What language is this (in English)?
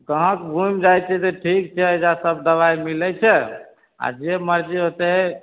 Maithili